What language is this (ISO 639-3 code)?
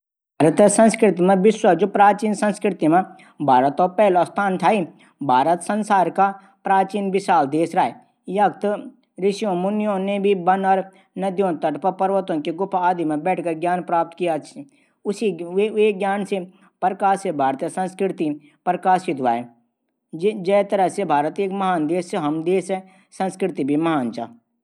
gbm